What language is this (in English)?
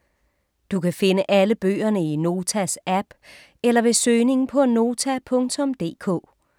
Danish